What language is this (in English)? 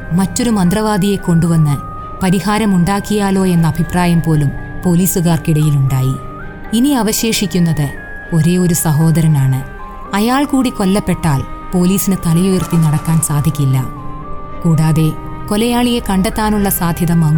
Malayalam